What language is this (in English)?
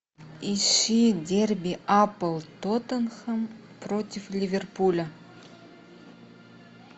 Russian